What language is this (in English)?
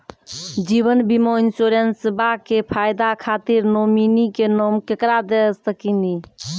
Maithili